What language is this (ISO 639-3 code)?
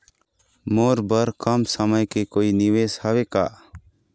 hne